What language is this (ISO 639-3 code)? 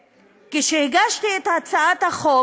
heb